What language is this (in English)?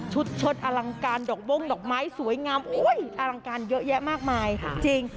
Thai